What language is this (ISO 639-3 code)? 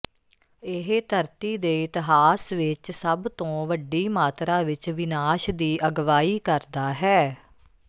pan